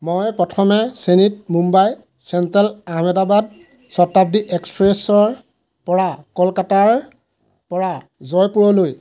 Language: Assamese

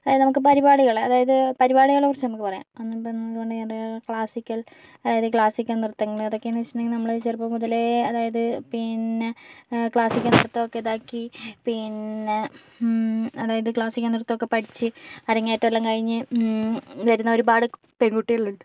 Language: Malayalam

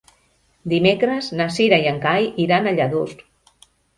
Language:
Catalan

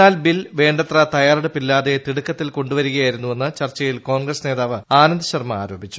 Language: Malayalam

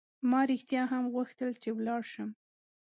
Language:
Pashto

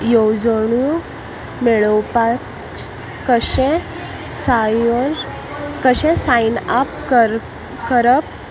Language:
Konkani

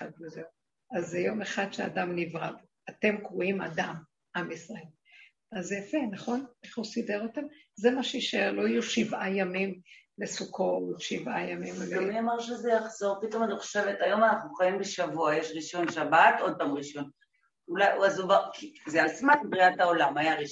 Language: Hebrew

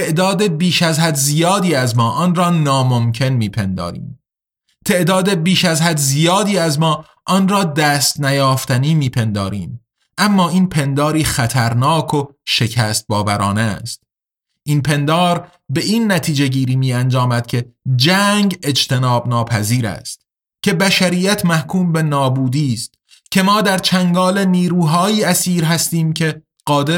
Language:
Persian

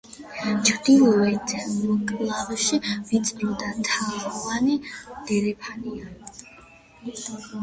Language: Georgian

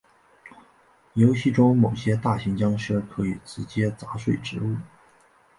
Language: Chinese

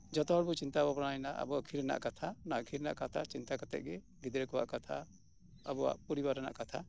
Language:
Santali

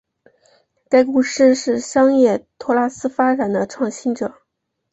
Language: Chinese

